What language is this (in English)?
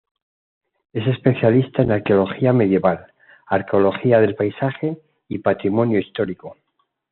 Spanish